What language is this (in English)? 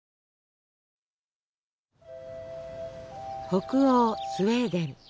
Japanese